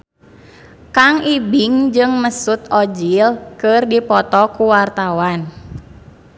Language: Sundanese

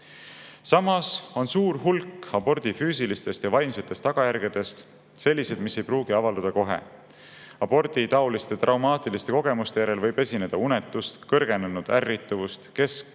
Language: Estonian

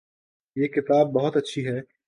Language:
Urdu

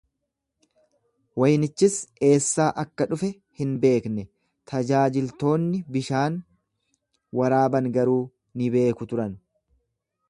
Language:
Oromo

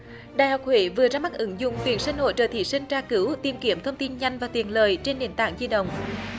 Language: Vietnamese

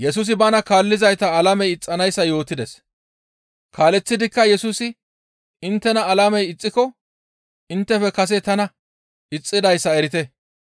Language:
Gamo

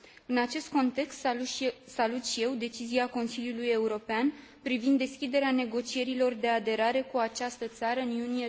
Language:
Romanian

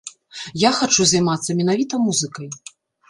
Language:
Belarusian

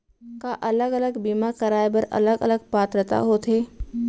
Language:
Chhattisgarhi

